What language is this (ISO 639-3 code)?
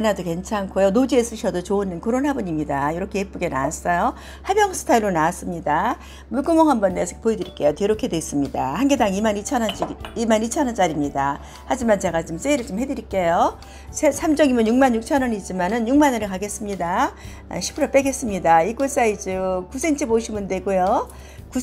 kor